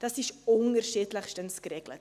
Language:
Swiss German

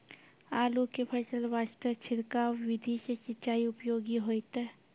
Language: Maithili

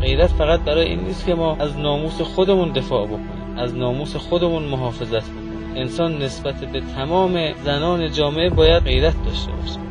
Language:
Persian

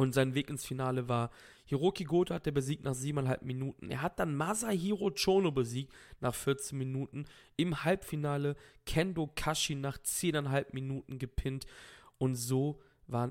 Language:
German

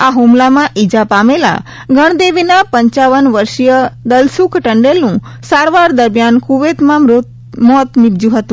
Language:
Gujarati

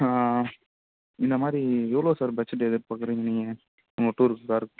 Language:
Tamil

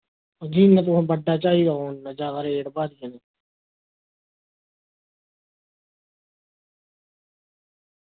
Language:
Dogri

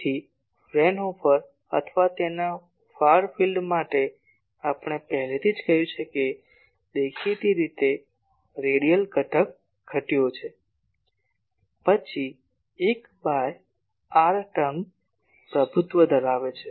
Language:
Gujarati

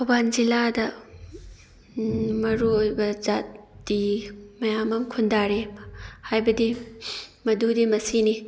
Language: Manipuri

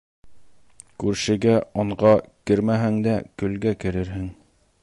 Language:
Bashkir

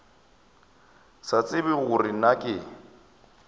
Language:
Northern Sotho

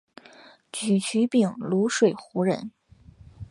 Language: Chinese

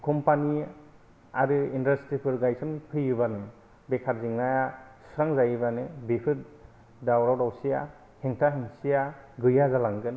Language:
Bodo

